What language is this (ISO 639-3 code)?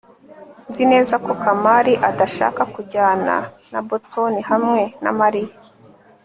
kin